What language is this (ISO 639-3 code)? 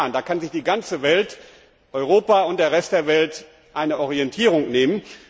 deu